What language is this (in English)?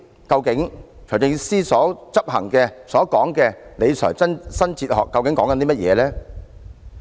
Cantonese